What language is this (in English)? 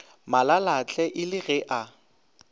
Northern Sotho